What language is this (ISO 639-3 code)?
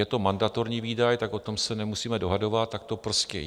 ces